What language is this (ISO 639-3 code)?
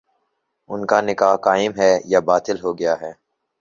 urd